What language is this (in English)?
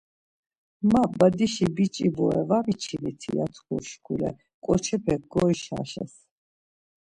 Laz